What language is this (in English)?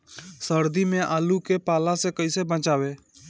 Bhojpuri